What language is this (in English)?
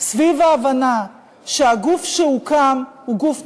Hebrew